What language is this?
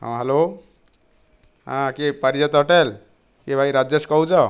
Odia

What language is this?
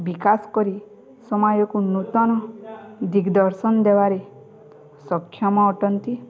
Odia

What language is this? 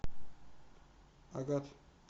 Russian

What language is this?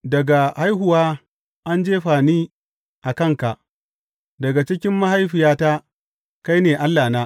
Hausa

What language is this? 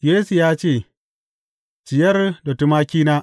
Hausa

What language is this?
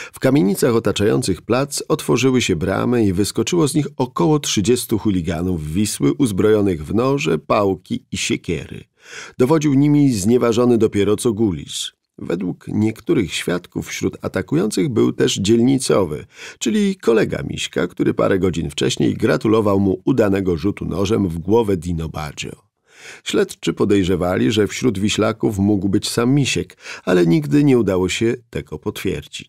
Polish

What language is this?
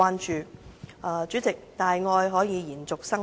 Cantonese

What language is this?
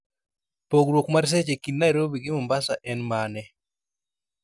Luo (Kenya and Tanzania)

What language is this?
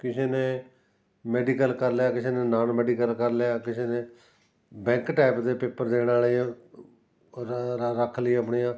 Punjabi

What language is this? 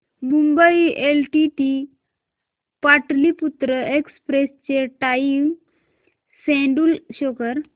Marathi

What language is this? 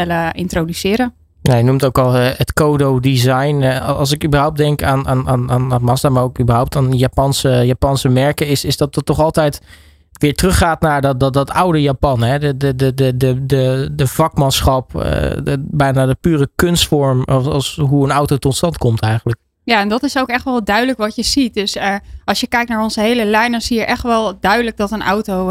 Dutch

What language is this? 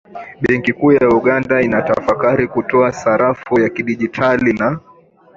Swahili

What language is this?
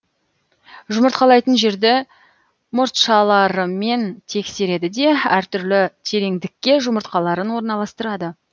Kazakh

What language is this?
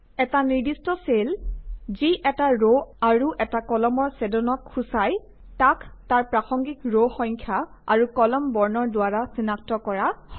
Assamese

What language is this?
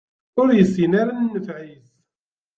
Kabyle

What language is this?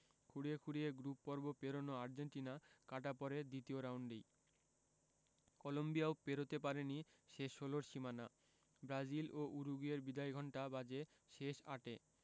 Bangla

